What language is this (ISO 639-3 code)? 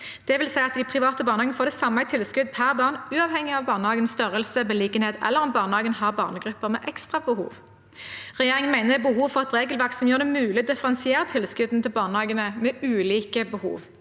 nor